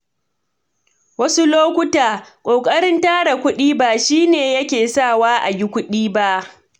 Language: Hausa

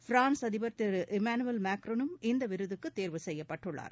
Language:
Tamil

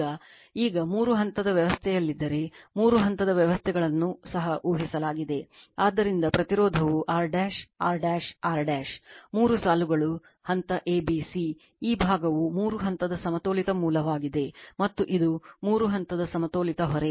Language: Kannada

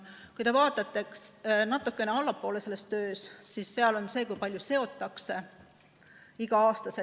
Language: Estonian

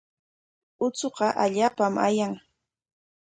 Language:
Corongo Ancash Quechua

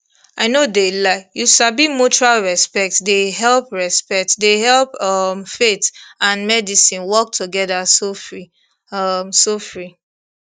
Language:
Nigerian Pidgin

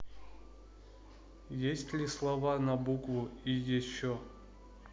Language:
Russian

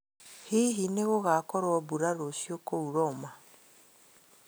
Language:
Kikuyu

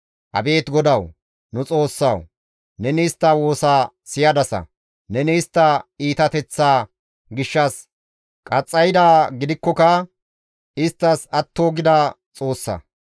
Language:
Gamo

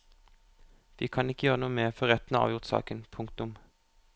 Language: Norwegian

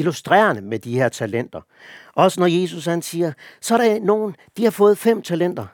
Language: Danish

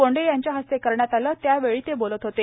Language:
Marathi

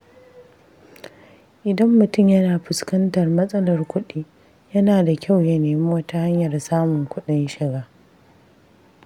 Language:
Hausa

